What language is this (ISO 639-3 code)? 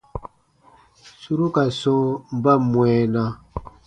bba